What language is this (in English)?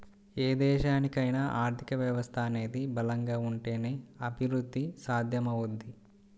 Telugu